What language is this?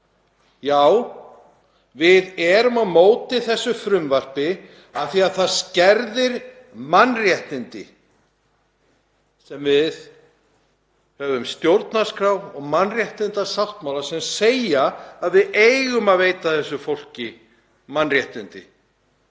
Icelandic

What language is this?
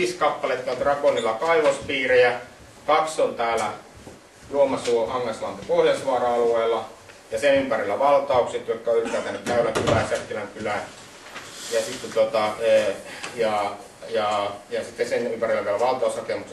Finnish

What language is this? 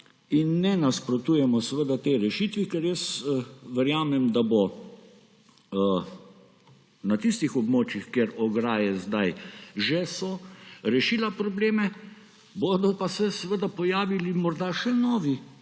Slovenian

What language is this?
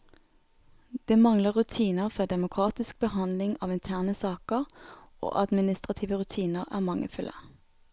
Norwegian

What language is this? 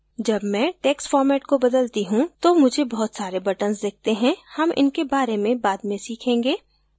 Hindi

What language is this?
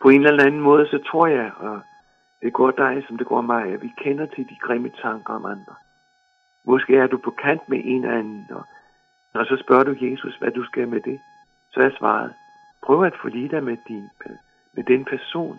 Danish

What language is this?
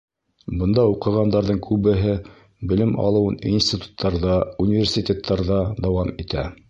Bashkir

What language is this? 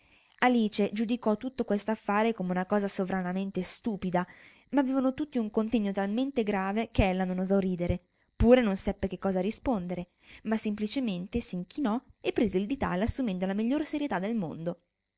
Italian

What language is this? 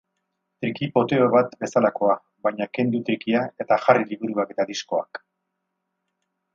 Basque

